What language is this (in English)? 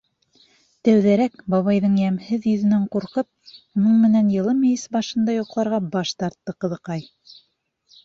Bashkir